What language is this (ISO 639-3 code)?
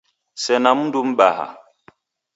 dav